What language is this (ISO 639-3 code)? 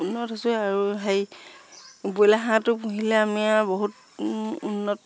asm